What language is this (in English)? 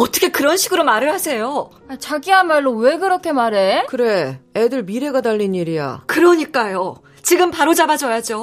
Korean